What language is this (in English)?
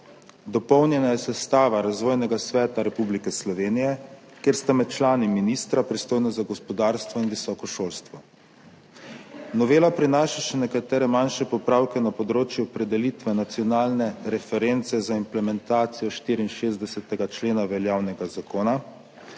Slovenian